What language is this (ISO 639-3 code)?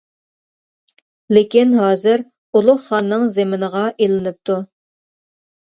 uig